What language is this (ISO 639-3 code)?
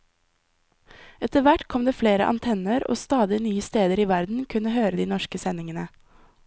nor